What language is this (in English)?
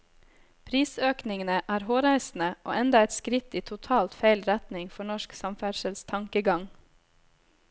Norwegian